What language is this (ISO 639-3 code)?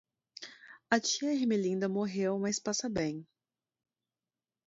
por